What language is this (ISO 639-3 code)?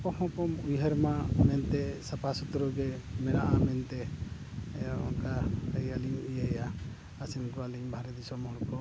sat